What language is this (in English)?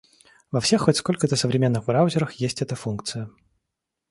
Russian